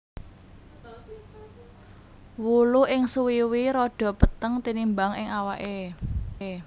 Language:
Javanese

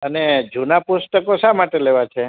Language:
Gujarati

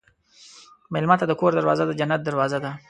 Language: Pashto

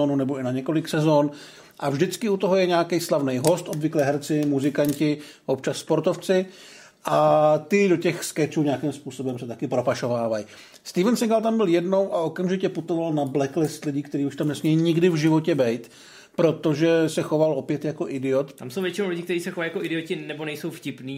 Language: Czech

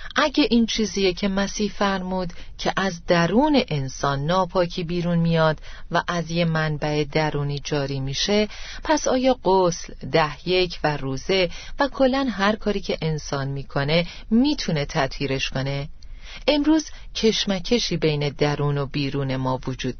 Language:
Persian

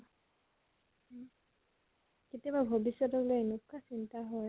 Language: Assamese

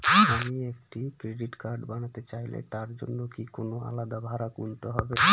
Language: Bangla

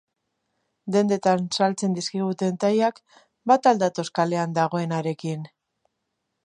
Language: Basque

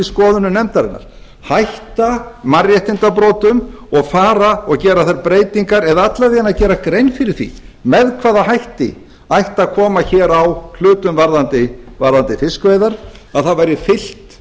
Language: Icelandic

